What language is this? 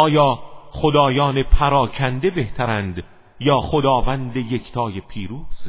Persian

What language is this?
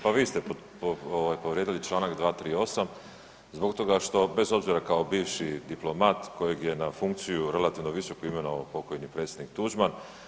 Croatian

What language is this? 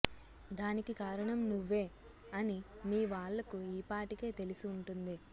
Telugu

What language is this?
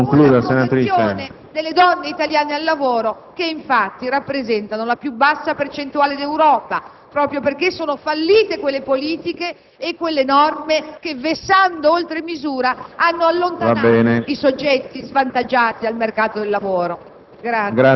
Italian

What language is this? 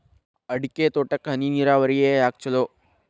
Kannada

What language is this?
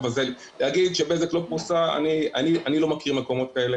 Hebrew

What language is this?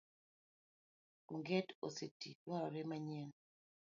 Luo (Kenya and Tanzania)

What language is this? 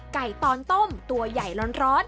Thai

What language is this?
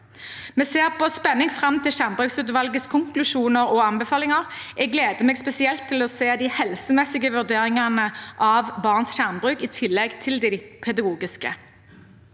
Norwegian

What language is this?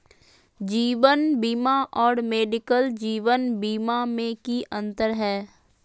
Magahi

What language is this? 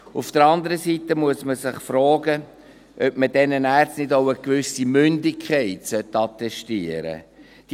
Swiss German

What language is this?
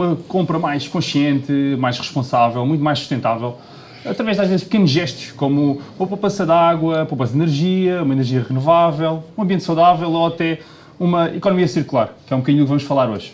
Portuguese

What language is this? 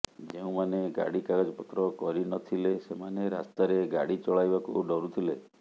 Odia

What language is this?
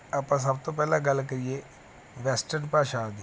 Punjabi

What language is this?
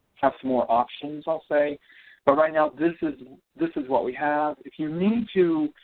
English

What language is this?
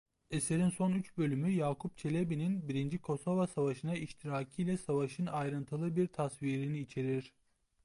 Turkish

